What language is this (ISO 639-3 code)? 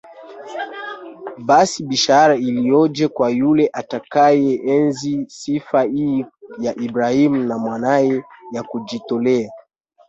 swa